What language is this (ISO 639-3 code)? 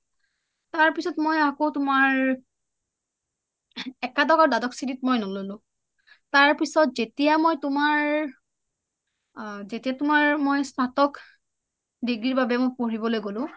asm